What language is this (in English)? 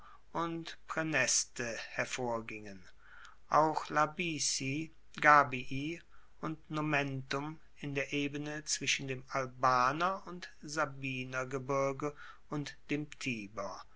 German